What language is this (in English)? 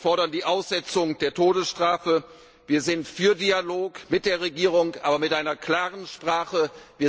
German